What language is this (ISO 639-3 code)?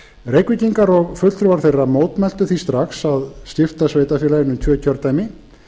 isl